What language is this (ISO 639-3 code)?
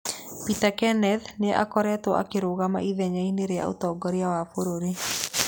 kik